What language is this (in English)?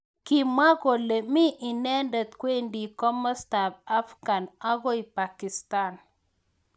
Kalenjin